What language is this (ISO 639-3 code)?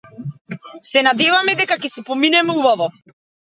mkd